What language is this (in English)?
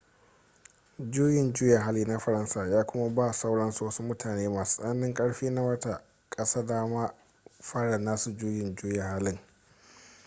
Hausa